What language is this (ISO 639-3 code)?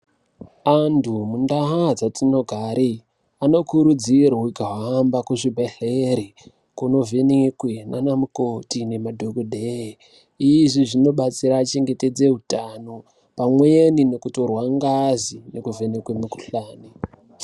ndc